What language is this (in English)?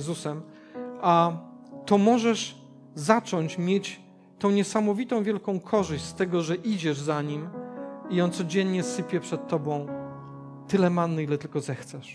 Polish